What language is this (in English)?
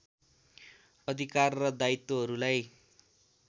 Nepali